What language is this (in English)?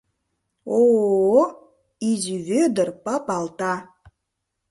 Mari